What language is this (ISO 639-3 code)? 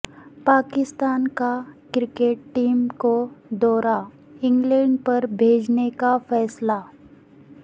urd